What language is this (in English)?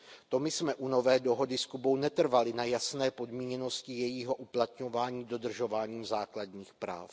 Czech